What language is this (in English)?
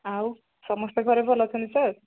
Odia